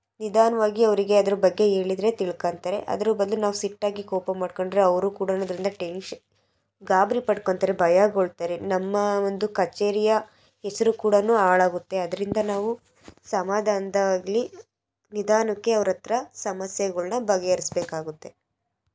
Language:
Kannada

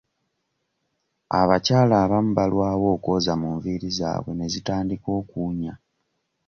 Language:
Ganda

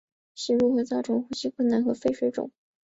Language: Chinese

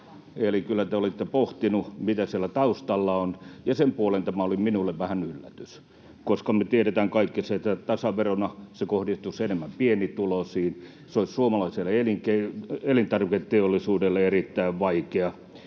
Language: Finnish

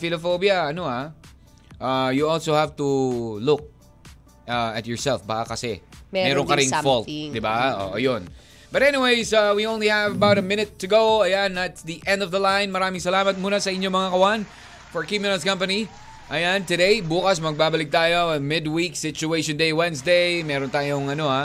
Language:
Filipino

